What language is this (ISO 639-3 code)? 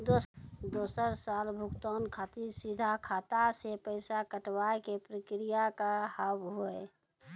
mai